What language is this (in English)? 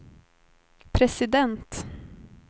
Swedish